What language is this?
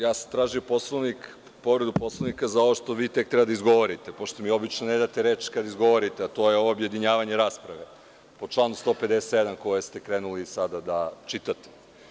Serbian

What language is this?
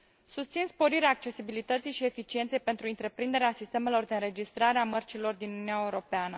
Romanian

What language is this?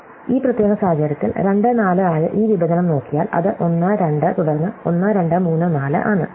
Malayalam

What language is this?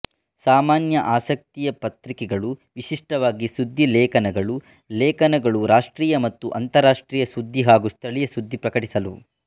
Kannada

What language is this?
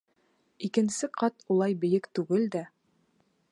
Bashkir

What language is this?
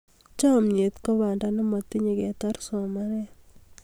Kalenjin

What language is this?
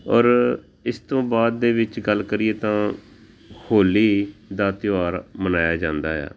Punjabi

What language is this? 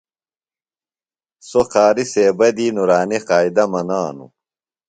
Phalura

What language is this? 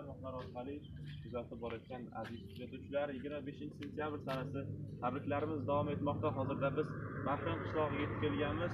Turkish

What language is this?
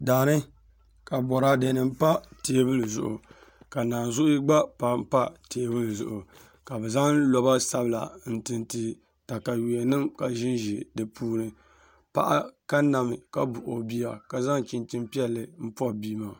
Dagbani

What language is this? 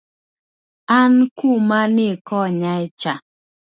Luo (Kenya and Tanzania)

